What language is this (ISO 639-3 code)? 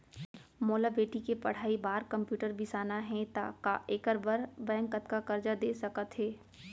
hne